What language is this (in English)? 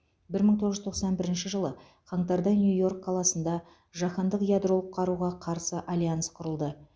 Kazakh